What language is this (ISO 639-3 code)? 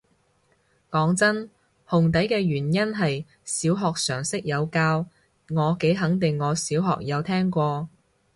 yue